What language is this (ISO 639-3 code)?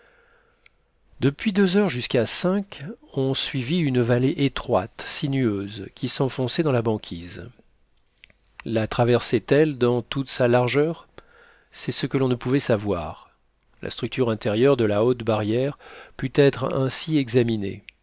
fra